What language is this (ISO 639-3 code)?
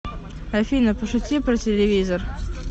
rus